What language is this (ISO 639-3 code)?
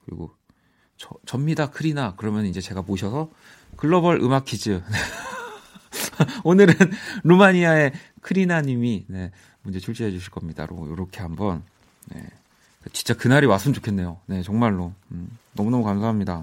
kor